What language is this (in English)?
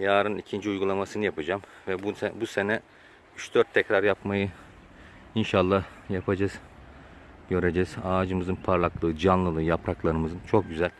Turkish